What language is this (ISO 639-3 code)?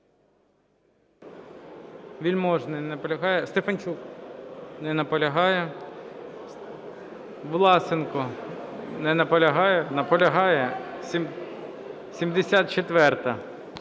ukr